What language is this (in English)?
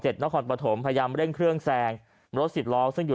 Thai